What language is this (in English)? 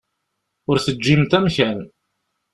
Kabyle